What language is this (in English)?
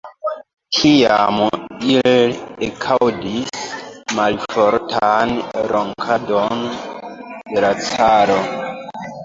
Esperanto